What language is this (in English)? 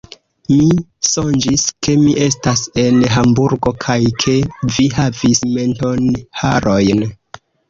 Esperanto